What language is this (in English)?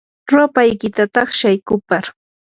Yanahuanca Pasco Quechua